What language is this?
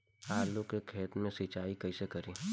Bhojpuri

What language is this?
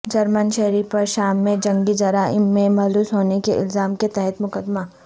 Urdu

